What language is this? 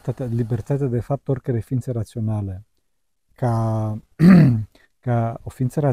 Romanian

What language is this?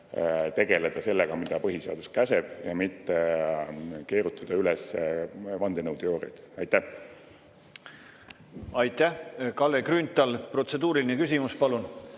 Estonian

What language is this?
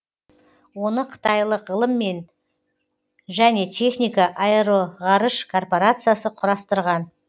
Kazakh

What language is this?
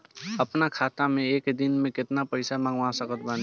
Bhojpuri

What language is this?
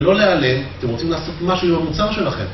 Hebrew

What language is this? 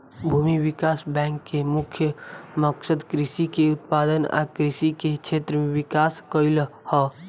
Bhojpuri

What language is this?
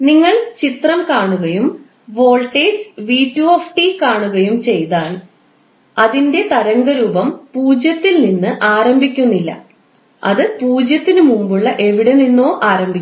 Malayalam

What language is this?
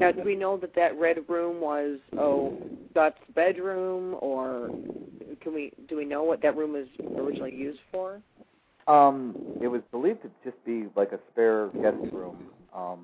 English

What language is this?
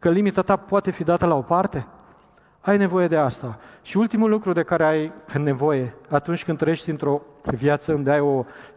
Romanian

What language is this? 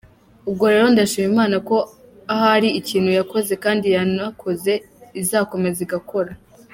Kinyarwanda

